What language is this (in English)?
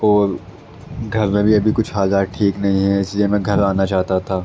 Urdu